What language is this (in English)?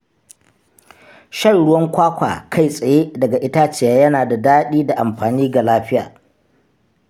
Hausa